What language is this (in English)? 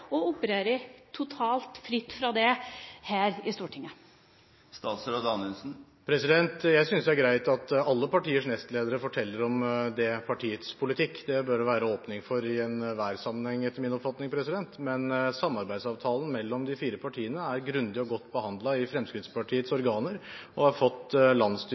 Norwegian